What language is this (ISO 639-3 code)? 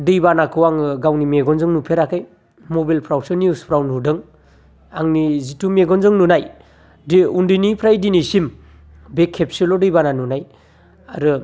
brx